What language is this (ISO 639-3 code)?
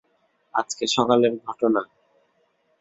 ben